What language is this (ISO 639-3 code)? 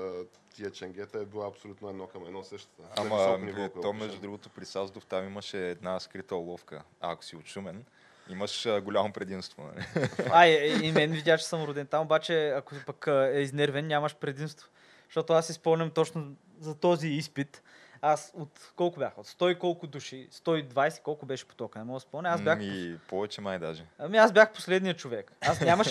bul